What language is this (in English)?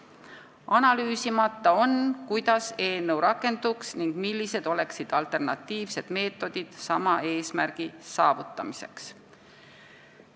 Estonian